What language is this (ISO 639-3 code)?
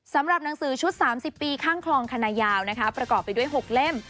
tha